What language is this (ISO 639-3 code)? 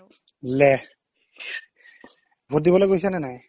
asm